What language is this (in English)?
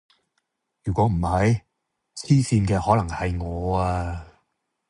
Cantonese